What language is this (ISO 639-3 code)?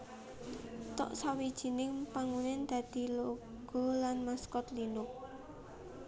jav